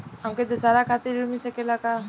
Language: Bhojpuri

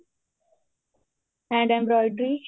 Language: Punjabi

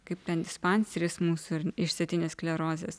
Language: Lithuanian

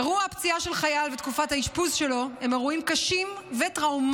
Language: Hebrew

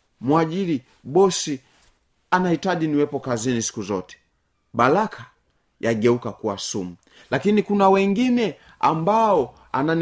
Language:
Swahili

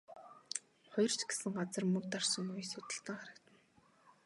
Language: Mongolian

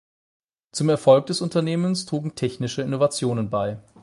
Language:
German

